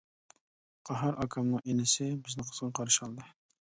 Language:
Uyghur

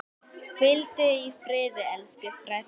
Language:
Icelandic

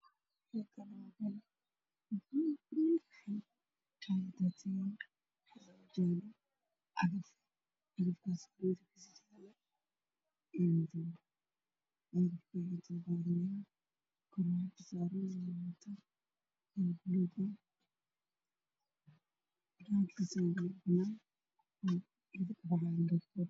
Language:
Somali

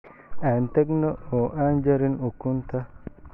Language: Somali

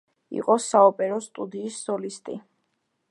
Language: Georgian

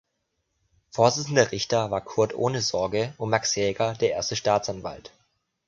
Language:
German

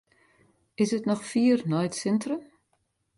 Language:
Western Frisian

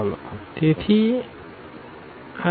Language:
Gujarati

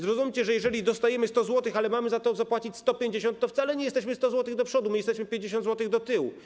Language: Polish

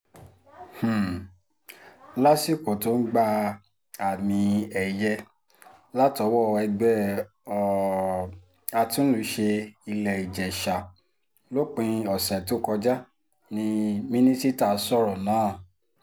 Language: Yoruba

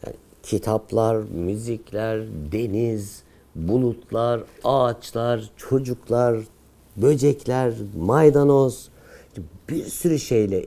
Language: Turkish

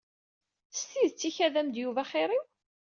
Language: Kabyle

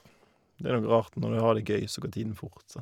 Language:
Norwegian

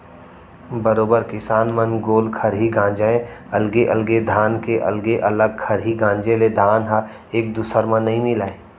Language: Chhattisgarhi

